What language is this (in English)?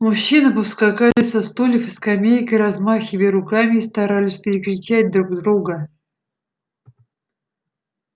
Russian